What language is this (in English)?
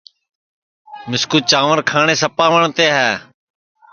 Sansi